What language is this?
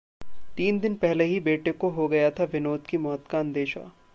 Hindi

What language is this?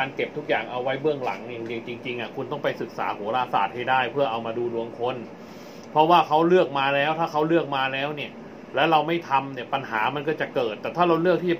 Thai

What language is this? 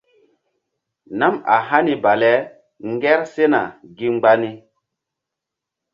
Mbum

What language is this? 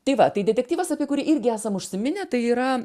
Lithuanian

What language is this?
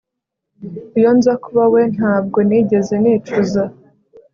Kinyarwanda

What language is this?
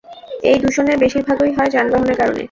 Bangla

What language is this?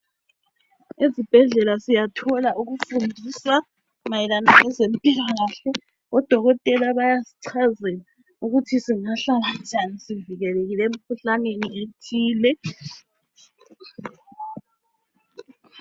North Ndebele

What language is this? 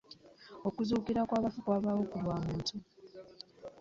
Ganda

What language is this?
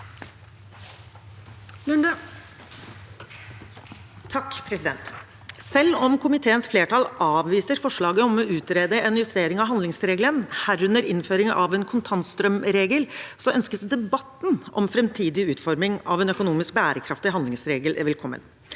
Norwegian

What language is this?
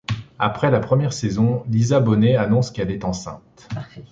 French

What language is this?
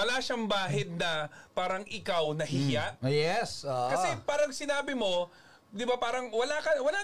Filipino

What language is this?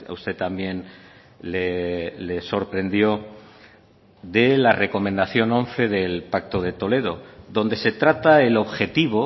Spanish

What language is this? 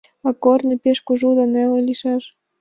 Mari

